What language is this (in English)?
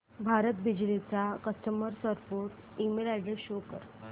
Marathi